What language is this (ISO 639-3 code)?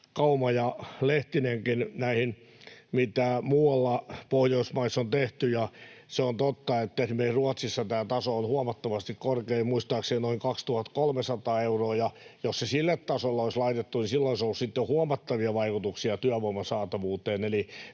fin